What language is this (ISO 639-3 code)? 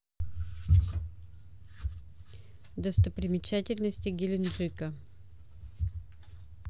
rus